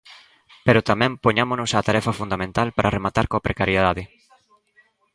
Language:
Galician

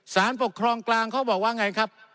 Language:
Thai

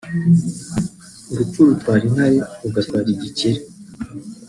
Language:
Kinyarwanda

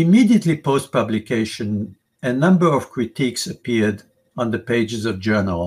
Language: English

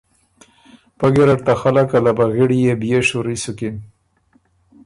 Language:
Ormuri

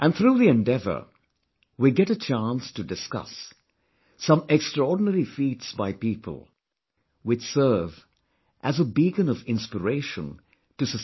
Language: English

